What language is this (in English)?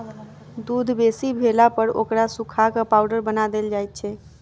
Maithili